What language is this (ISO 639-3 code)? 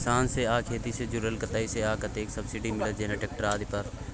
mai